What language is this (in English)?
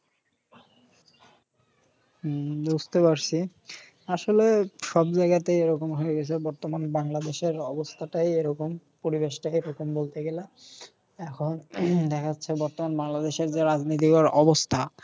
Bangla